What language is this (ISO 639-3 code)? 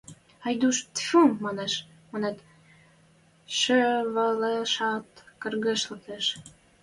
mrj